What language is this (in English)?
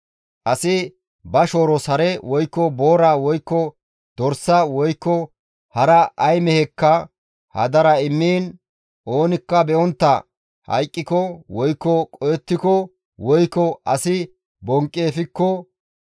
Gamo